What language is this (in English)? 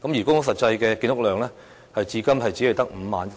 Cantonese